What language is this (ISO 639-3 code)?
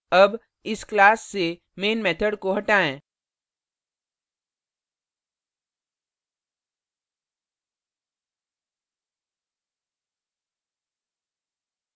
hin